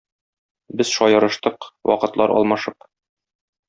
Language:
Tatar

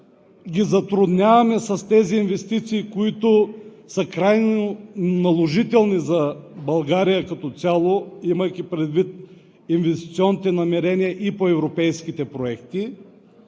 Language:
Bulgarian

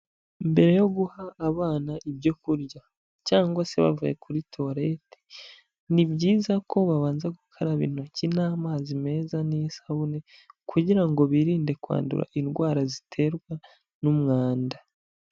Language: Kinyarwanda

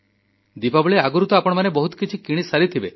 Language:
Odia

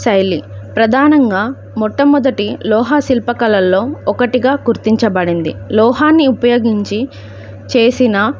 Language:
Telugu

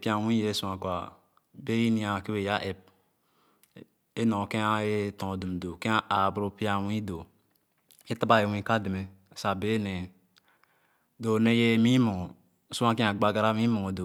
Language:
Khana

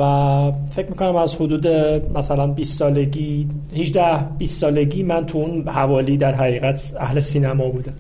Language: Persian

